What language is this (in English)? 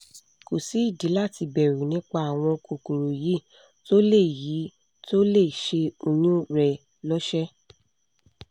Yoruba